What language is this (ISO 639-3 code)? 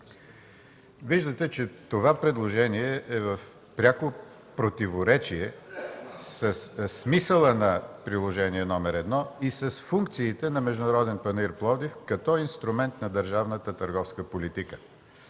bul